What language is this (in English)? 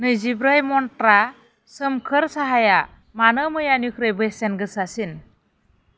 Bodo